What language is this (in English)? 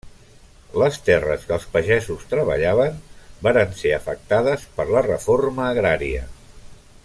Catalan